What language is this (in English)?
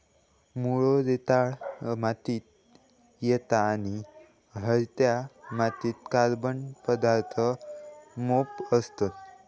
Marathi